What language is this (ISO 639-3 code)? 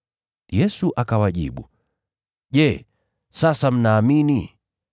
swa